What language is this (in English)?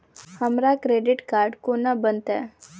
Maithili